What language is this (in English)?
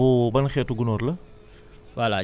Wolof